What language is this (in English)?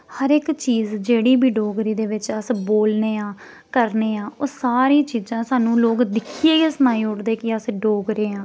Dogri